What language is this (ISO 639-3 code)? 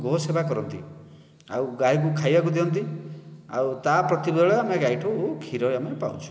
ori